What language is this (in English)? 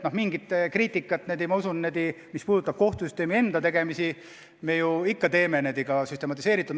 Estonian